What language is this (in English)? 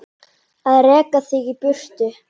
Icelandic